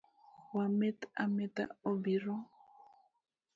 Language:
Luo (Kenya and Tanzania)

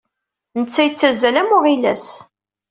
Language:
Kabyle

